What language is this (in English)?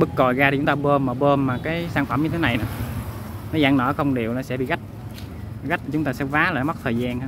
Vietnamese